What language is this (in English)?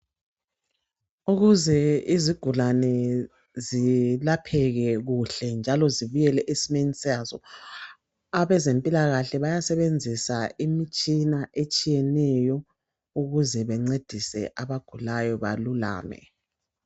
North Ndebele